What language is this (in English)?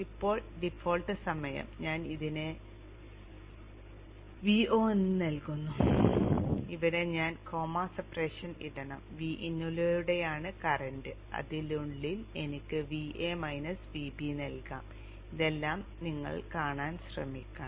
Malayalam